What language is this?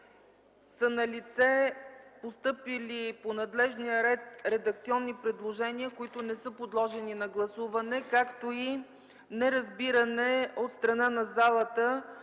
Bulgarian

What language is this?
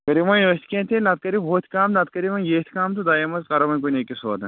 Kashmiri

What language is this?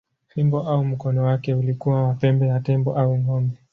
Swahili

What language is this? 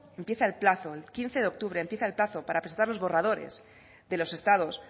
Spanish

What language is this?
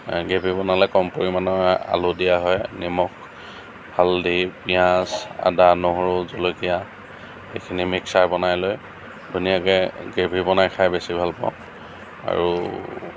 Assamese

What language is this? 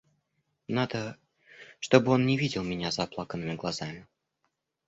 Russian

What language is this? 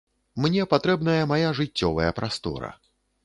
Belarusian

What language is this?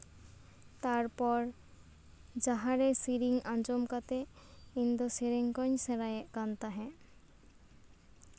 Santali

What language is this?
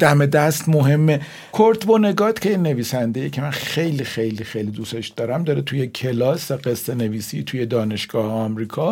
Persian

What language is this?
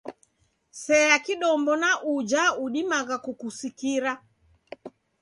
Taita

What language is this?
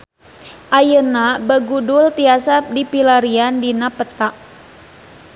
Sundanese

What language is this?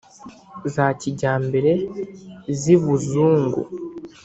Kinyarwanda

